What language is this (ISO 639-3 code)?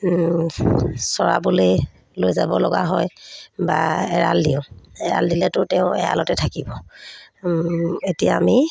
asm